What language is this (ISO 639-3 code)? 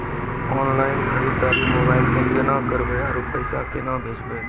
mai